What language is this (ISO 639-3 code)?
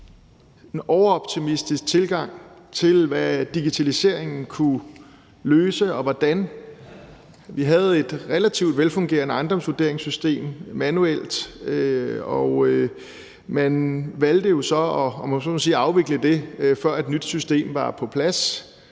dan